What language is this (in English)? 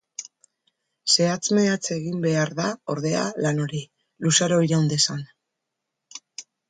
Basque